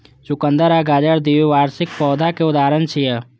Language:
Maithili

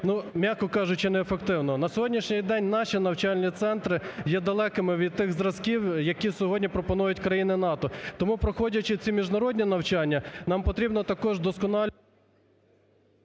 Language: Ukrainian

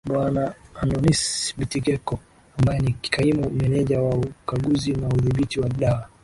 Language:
Swahili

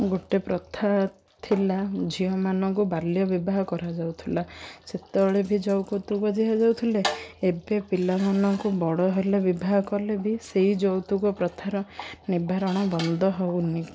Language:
Odia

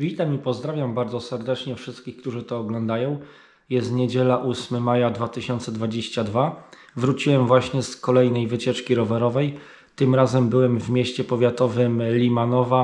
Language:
Polish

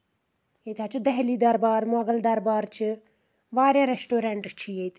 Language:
Kashmiri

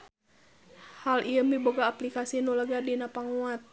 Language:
Sundanese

